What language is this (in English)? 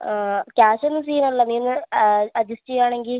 Malayalam